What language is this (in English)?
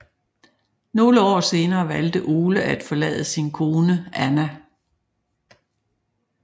Danish